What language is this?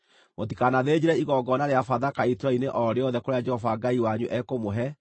Kikuyu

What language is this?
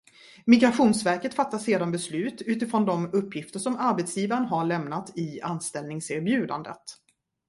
Swedish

